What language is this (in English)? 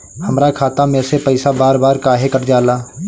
Bhojpuri